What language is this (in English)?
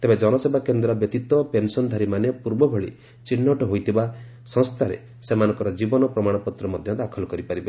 Odia